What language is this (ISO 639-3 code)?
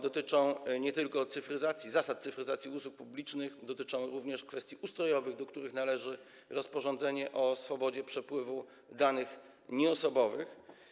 pol